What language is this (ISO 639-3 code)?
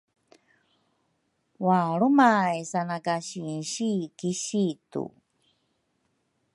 dru